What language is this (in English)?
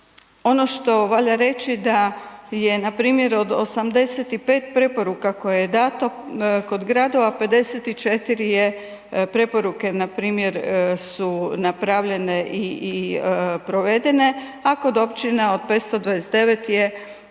Croatian